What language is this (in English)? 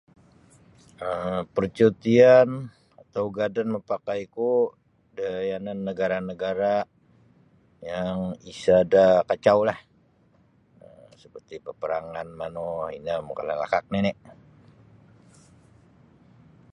Sabah Bisaya